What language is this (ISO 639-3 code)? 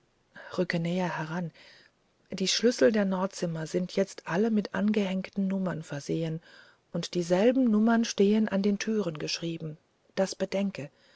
deu